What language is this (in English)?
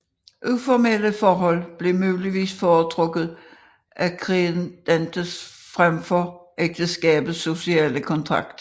Danish